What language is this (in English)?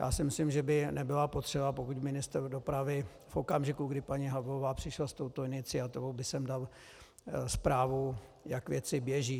Czech